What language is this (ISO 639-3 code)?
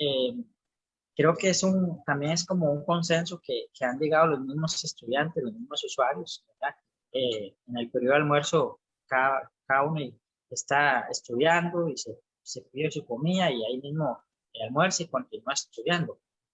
spa